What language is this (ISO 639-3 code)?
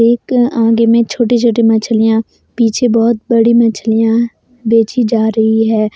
hin